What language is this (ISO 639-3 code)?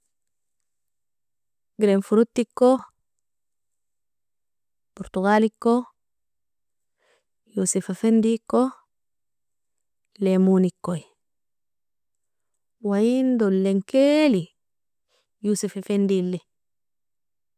fia